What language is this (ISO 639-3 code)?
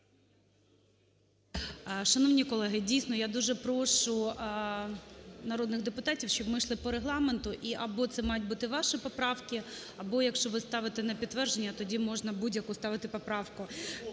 ukr